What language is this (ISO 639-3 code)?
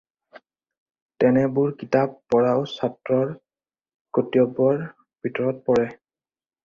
asm